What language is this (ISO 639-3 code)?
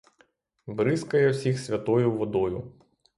ukr